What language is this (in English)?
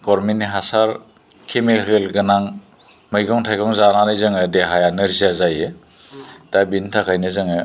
Bodo